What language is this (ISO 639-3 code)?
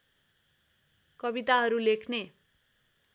nep